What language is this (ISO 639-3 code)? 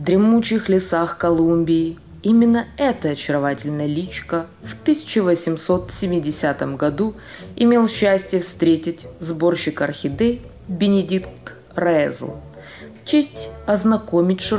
rus